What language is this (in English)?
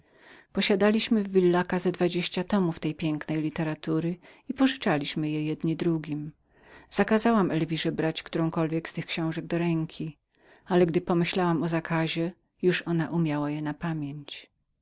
Polish